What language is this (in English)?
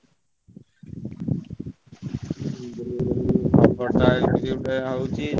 Odia